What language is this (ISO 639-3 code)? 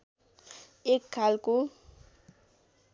nep